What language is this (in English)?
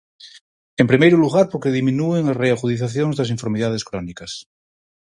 Galician